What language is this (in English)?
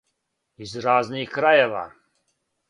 Serbian